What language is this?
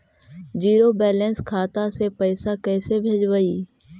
Magahi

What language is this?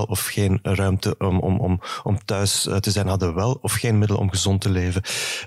Dutch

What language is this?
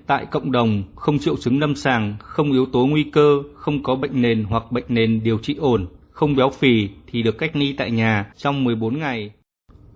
Vietnamese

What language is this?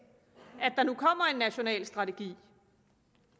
Danish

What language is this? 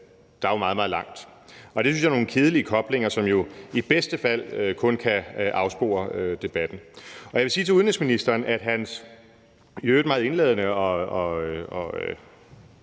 Danish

